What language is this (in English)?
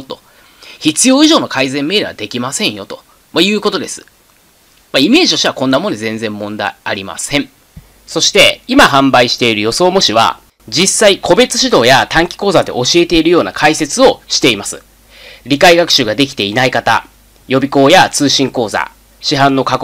Japanese